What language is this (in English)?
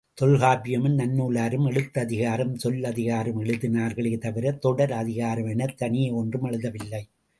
Tamil